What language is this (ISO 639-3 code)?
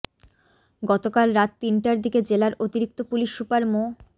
ben